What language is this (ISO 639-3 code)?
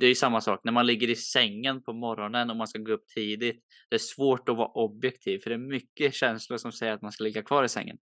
swe